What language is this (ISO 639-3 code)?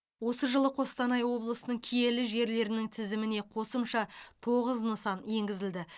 kaz